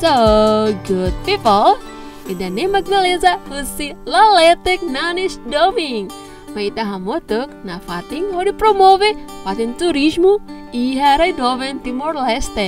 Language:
Indonesian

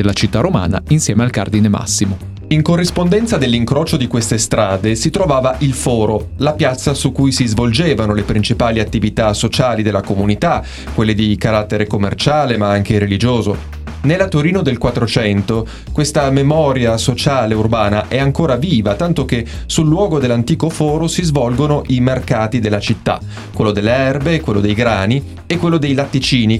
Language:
Italian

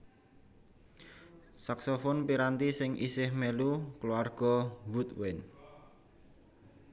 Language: Javanese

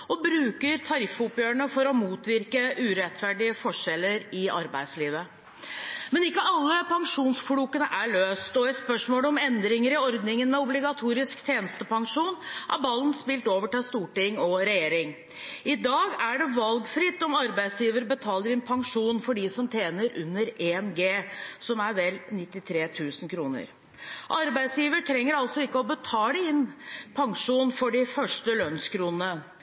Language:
Norwegian Bokmål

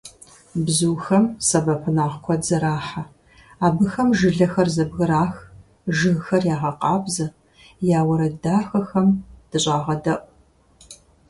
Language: Kabardian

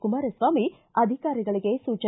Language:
Kannada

